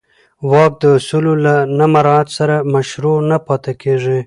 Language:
Pashto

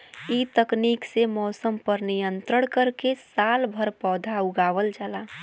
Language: Bhojpuri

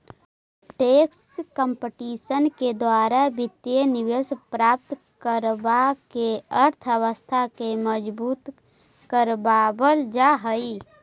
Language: Magahi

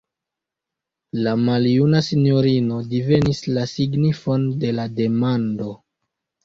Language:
Esperanto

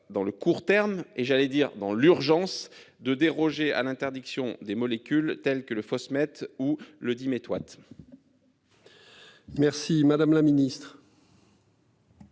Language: French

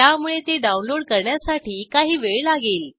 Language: Marathi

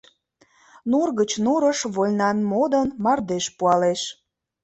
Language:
Mari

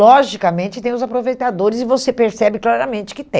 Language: Portuguese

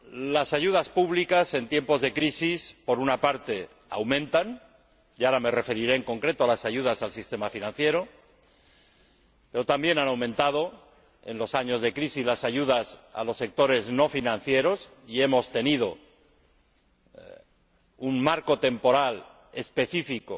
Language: Spanish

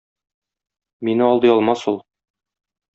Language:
Tatar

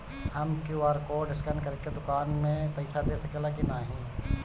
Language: Bhojpuri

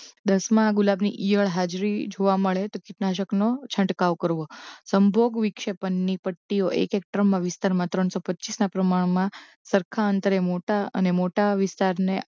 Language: Gujarati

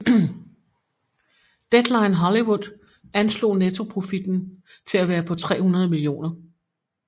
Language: Danish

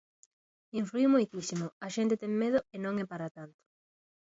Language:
Galician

